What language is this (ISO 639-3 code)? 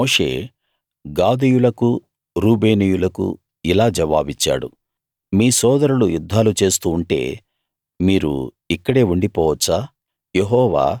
tel